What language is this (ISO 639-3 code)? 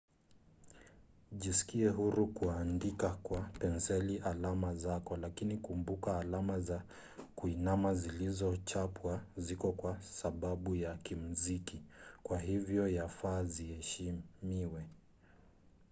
swa